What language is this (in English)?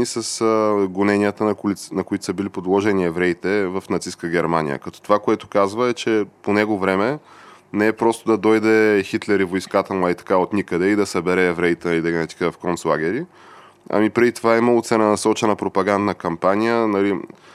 Bulgarian